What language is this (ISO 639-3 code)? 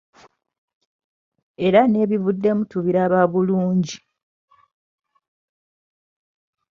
lug